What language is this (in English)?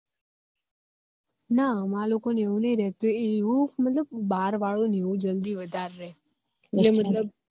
Gujarati